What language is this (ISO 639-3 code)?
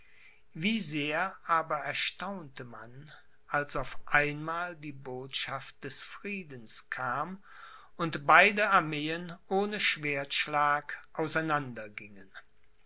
deu